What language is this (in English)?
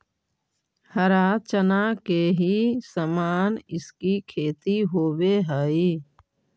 Magahi